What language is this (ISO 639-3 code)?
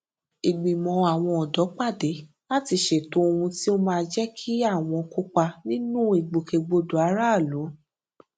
yor